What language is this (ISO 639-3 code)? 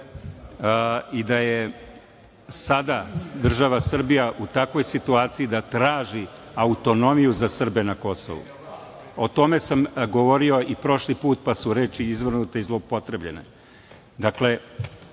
srp